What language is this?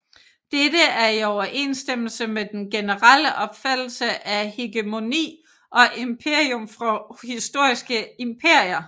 Danish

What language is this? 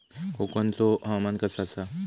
Marathi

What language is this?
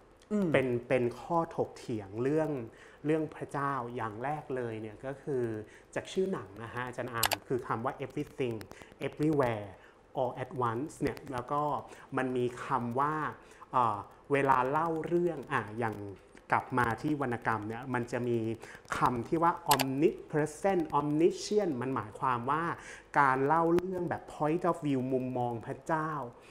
Thai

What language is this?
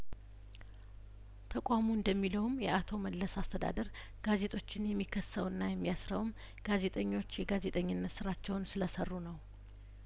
Amharic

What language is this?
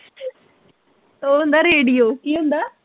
Punjabi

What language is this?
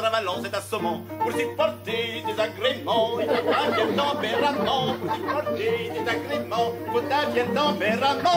French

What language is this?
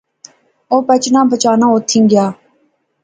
Pahari-Potwari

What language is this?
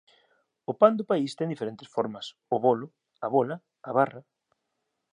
Galician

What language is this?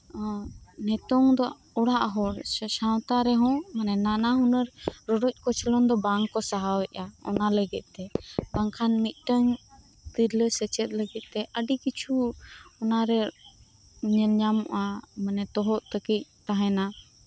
Santali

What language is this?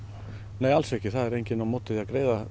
Icelandic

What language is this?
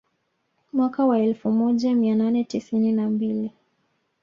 Swahili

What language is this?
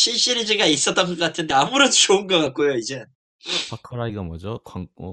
Korean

